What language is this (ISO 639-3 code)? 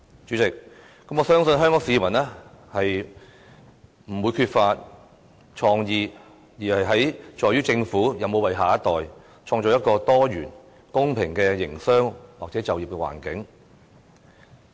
yue